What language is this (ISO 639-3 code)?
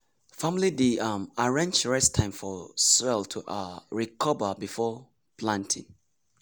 pcm